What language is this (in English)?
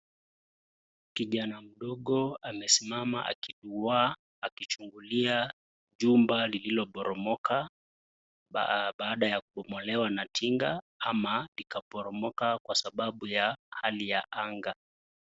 Swahili